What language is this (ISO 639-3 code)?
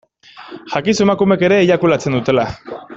eus